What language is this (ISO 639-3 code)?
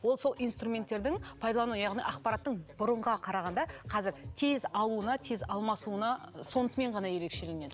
kaz